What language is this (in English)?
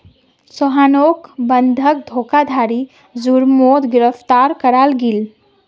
Magahi